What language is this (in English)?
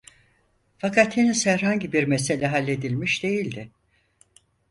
Turkish